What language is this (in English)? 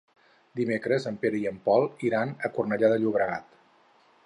Catalan